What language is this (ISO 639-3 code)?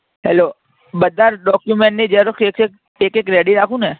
guj